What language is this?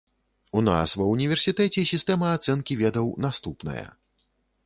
Belarusian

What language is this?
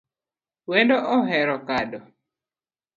Luo (Kenya and Tanzania)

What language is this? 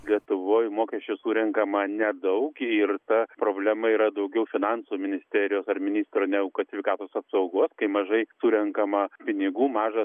Lithuanian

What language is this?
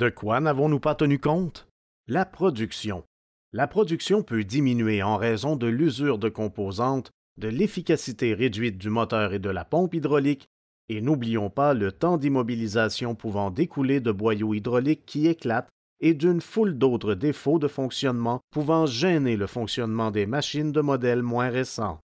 French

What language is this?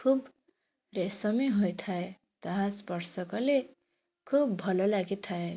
Odia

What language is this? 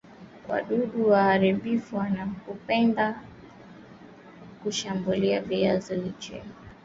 Swahili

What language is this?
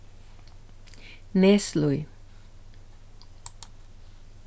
Faroese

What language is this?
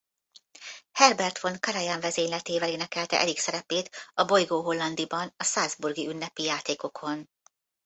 Hungarian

